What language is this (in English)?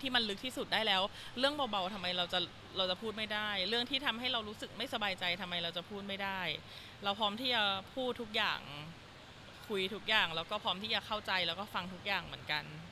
Thai